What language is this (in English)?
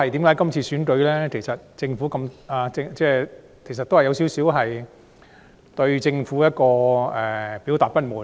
Cantonese